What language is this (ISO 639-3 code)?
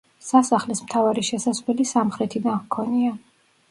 kat